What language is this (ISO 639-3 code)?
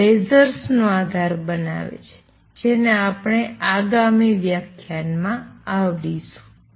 guj